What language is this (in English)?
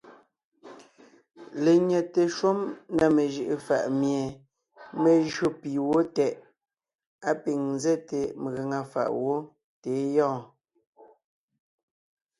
Ngiemboon